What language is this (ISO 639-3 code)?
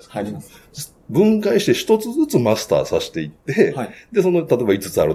jpn